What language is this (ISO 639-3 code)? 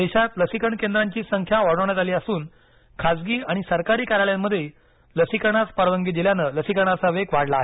mar